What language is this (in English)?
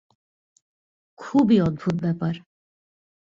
Bangla